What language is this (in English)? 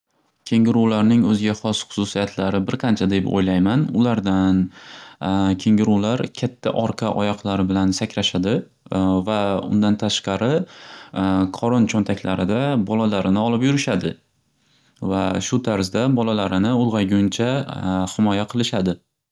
Uzbek